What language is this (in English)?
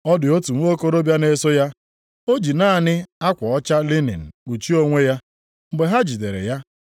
Igbo